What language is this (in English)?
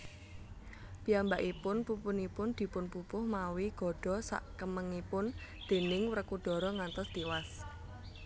Javanese